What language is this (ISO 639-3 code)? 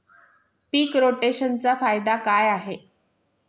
mar